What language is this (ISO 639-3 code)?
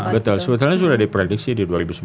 ind